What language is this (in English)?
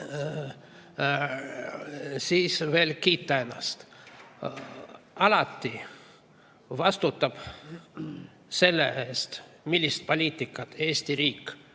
Estonian